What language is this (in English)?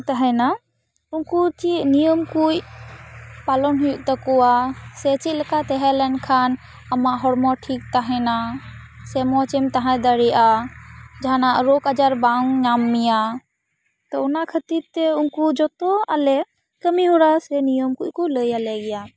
Santali